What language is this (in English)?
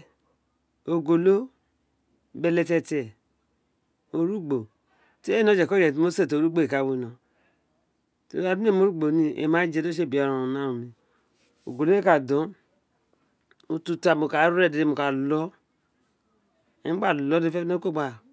Isekiri